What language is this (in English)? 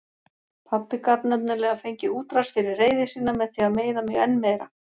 Icelandic